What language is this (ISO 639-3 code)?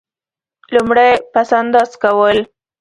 pus